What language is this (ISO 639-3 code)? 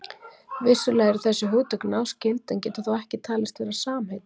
isl